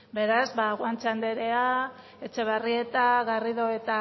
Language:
Basque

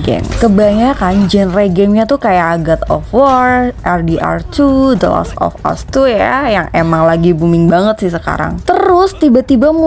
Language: Indonesian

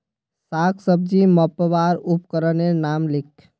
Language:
Magahi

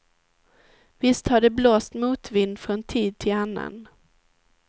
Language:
Swedish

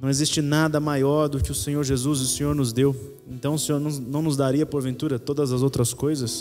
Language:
Portuguese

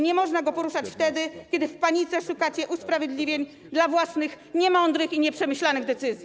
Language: Polish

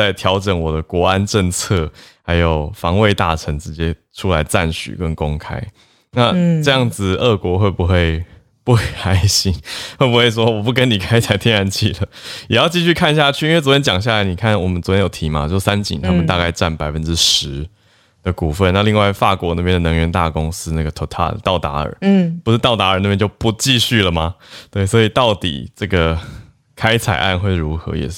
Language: Chinese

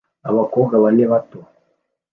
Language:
Kinyarwanda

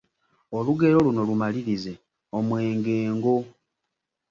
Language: Ganda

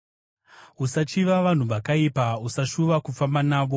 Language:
Shona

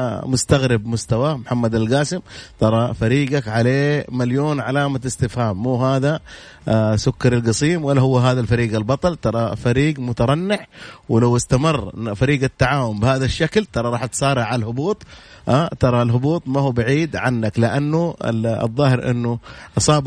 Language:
Arabic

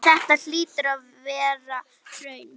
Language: Icelandic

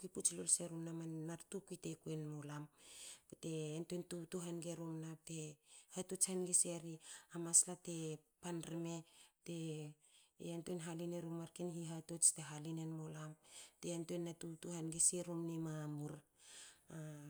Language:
Hakö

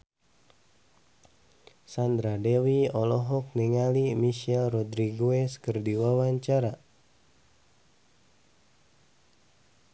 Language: Sundanese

